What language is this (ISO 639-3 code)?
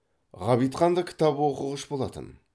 kaz